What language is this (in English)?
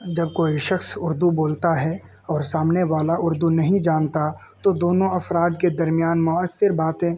Urdu